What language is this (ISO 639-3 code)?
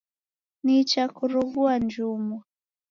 dav